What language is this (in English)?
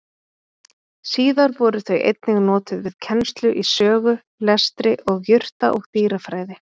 Icelandic